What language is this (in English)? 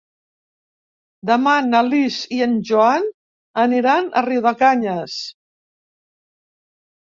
Catalan